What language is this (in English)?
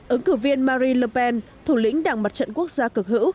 Vietnamese